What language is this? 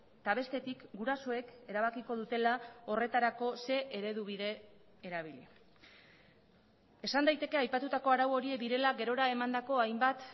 Basque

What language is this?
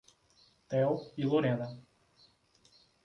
Portuguese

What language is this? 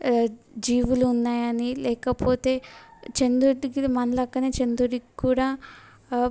Telugu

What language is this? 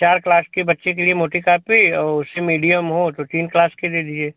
Hindi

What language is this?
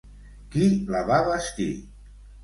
Catalan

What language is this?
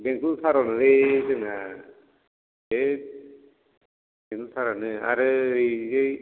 Bodo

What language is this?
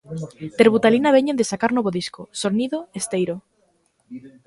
Galician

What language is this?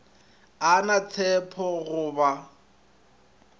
Northern Sotho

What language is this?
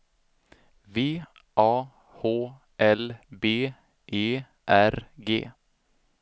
Swedish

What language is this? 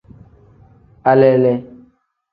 Tem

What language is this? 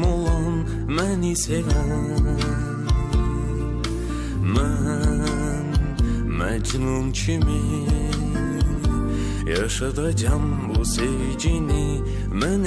Turkish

